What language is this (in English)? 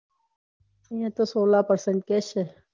Gujarati